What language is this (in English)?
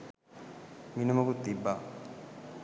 Sinhala